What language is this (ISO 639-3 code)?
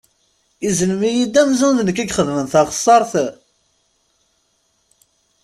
kab